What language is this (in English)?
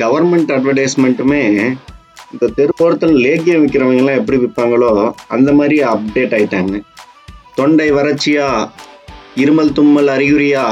Tamil